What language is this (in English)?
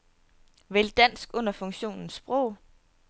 Danish